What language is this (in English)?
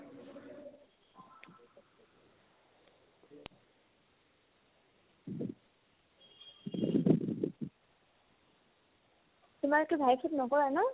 Assamese